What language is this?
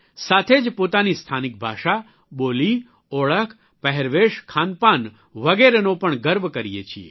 Gujarati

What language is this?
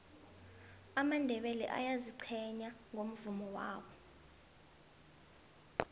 South Ndebele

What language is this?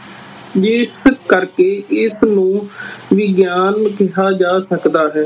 Punjabi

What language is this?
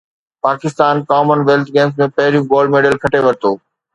Sindhi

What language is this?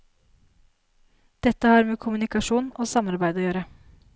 Norwegian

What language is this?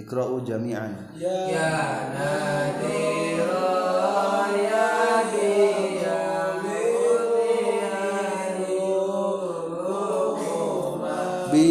Indonesian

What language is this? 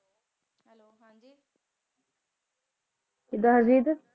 Punjabi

